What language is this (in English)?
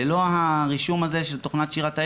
Hebrew